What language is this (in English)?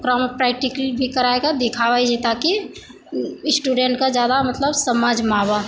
Maithili